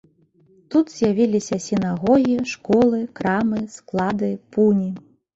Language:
Belarusian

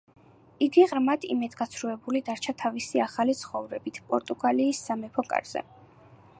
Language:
Georgian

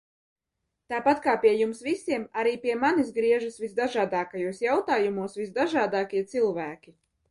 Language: Latvian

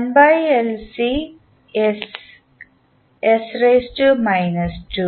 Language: Malayalam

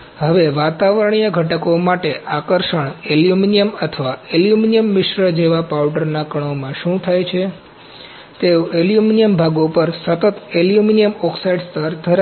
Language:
Gujarati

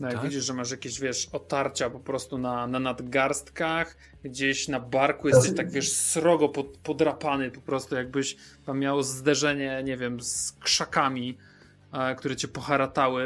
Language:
Polish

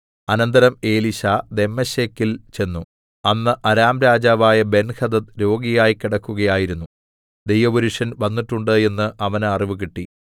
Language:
Malayalam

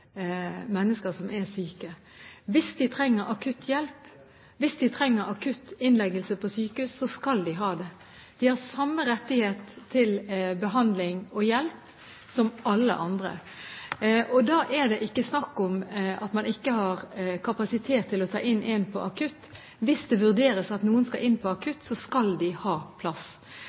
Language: Norwegian Bokmål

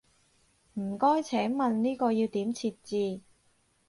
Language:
Cantonese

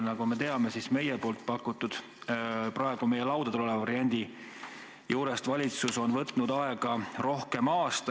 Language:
Estonian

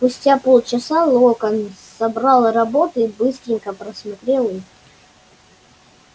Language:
Russian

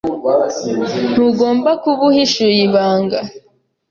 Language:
Kinyarwanda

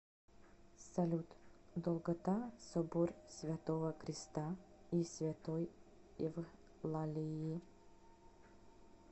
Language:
Russian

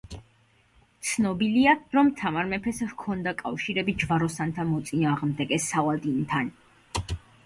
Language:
Georgian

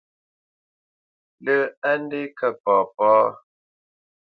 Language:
Bamenyam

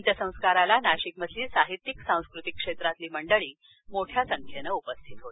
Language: Marathi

